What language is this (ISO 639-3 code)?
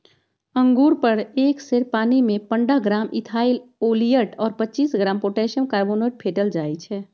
mag